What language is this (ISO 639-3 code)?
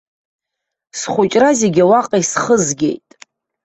abk